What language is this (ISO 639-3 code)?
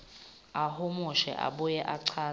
ssw